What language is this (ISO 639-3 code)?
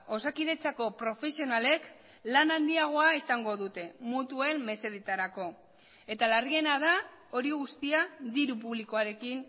eus